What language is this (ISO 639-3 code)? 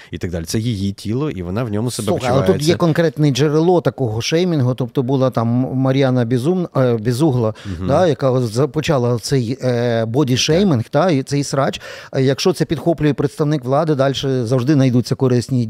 ukr